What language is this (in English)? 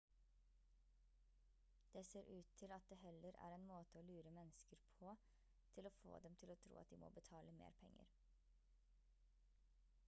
Norwegian Bokmål